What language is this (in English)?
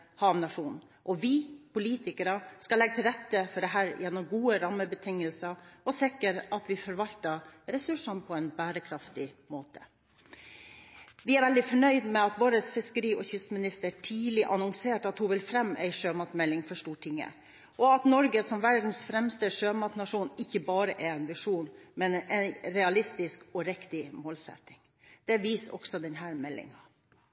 Norwegian Bokmål